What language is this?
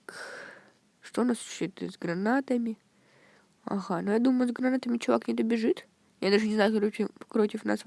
Russian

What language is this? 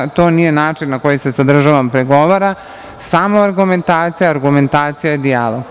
Serbian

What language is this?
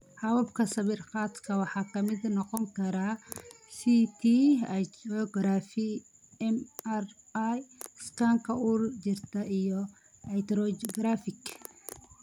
Somali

